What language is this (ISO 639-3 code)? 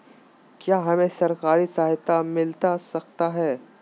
mag